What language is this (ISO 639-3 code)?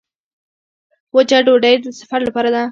pus